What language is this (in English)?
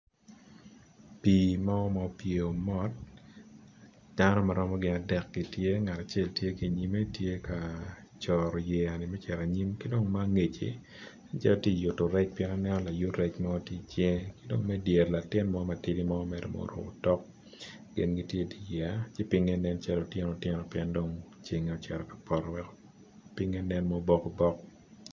Acoli